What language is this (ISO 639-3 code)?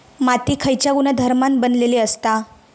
mar